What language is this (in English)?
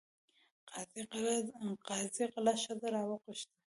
Pashto